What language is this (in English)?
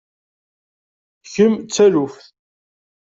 Kabyle